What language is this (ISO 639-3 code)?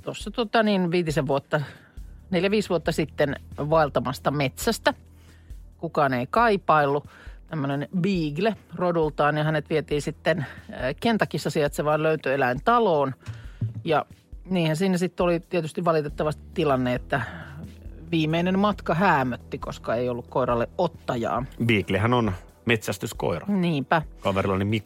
fin